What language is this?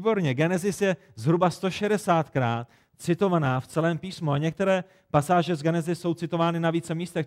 Czech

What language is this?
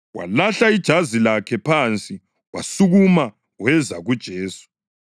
North Ndebele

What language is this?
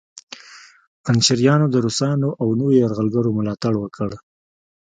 Pashto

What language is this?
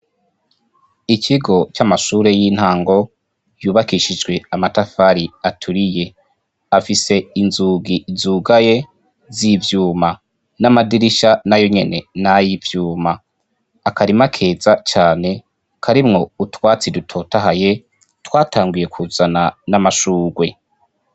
Rundi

